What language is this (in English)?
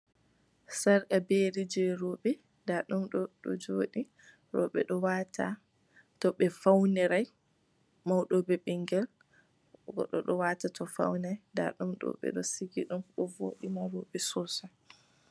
Fula